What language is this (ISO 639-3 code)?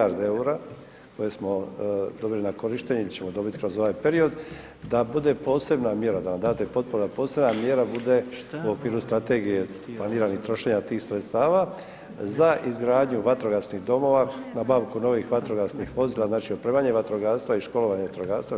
hrv